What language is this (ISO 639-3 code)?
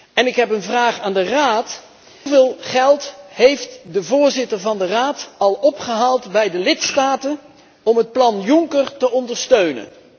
nld